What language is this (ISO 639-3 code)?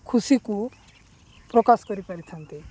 ori